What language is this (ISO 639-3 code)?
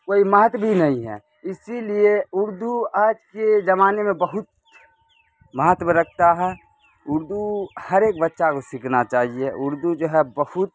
urd